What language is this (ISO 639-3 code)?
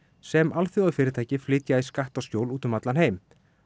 isl